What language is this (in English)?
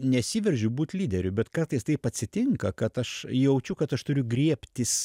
Lithuanian